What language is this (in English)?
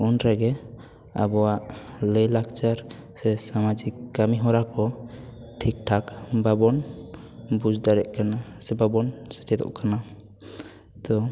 Santali